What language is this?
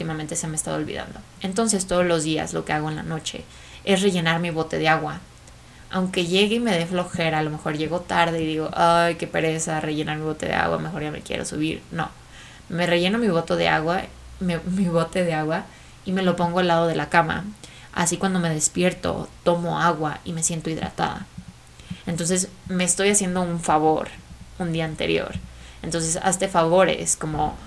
Spanish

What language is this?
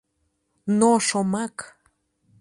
Mari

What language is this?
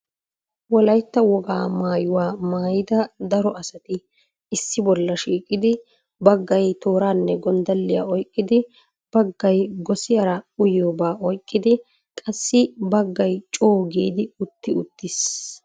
Wolaytta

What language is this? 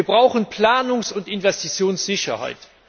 German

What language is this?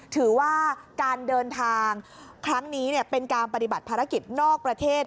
Thai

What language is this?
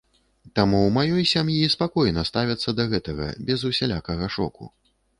Belarusian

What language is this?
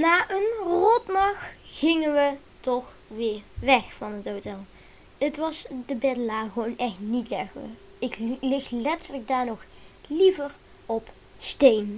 Dutch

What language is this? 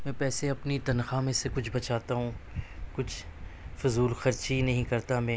Urdu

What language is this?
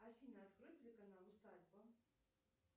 Russian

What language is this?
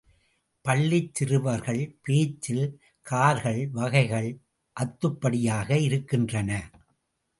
Tamil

